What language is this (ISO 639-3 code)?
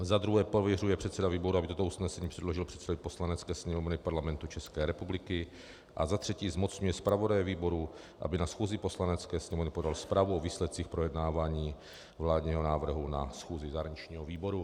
ces